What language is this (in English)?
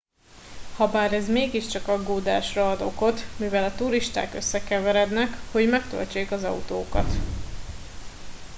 Hungarian